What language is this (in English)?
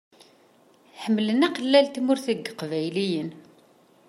Kabyle